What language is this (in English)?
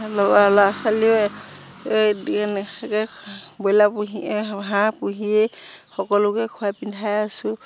Assamese